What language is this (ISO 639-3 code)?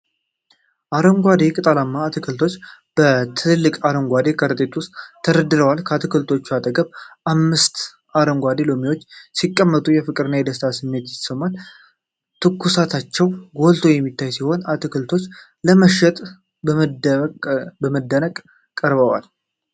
amh